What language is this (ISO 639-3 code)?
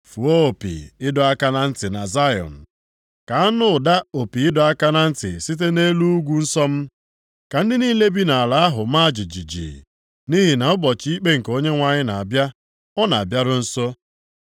ibo